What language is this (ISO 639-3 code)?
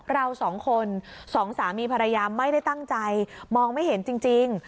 tha